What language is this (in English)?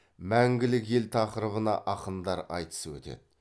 Kazakh